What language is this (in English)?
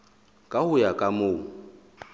Southern Sotho